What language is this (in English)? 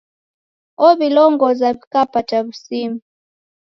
Taita